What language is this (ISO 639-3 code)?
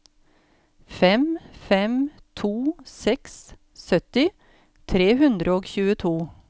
nor